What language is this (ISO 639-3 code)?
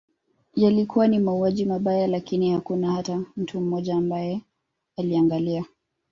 swa